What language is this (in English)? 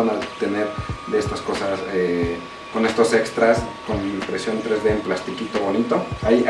Spanish